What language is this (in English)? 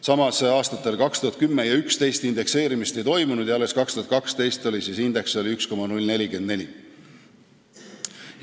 Estonian